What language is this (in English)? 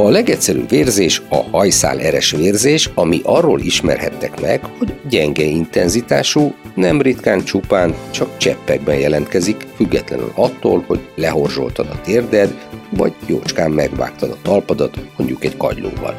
Hungarian